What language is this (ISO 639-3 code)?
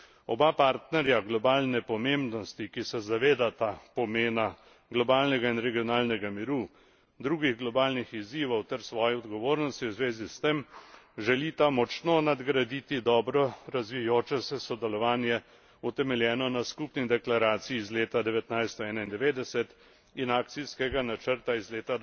slv